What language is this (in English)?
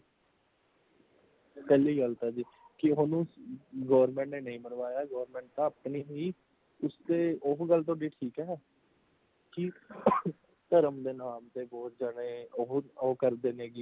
Punjabi